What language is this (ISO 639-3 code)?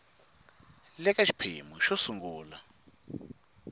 tso